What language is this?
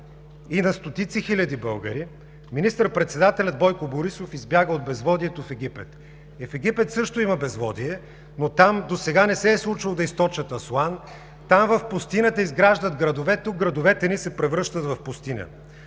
Bulgarian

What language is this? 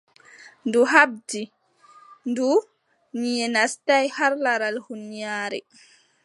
Adamawa Fulfulde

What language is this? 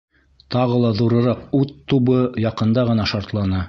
Bashkir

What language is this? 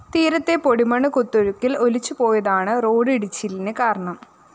Malayalam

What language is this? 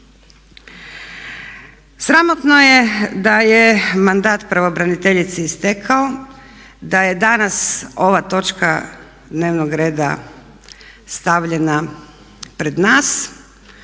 Croatian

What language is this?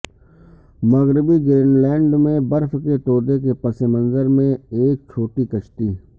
Urdu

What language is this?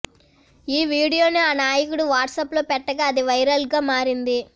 Telugu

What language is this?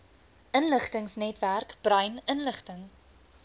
Afrikaans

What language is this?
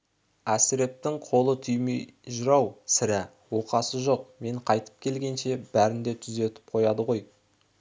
Kazakh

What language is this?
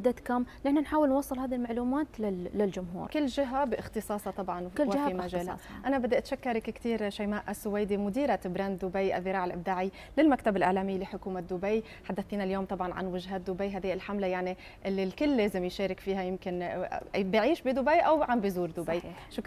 Arabic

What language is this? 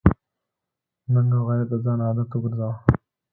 Pashto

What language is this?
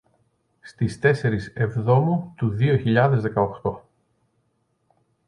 Greek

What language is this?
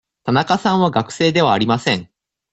Japanese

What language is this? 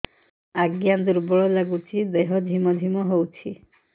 Odia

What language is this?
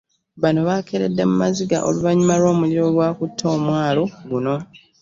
Ganda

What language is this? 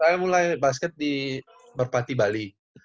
Indonesian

